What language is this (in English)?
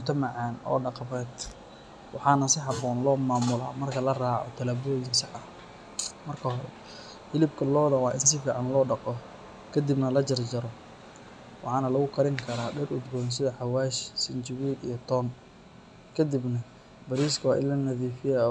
Somali